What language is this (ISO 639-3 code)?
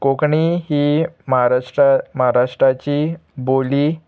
kok